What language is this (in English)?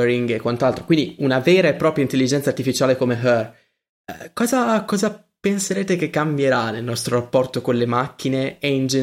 Italian